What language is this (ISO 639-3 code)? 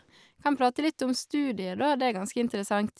nor